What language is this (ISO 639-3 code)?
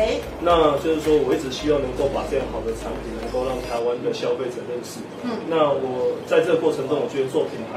zho